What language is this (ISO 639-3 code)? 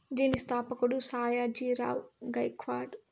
tel